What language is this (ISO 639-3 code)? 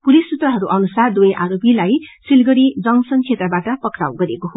nep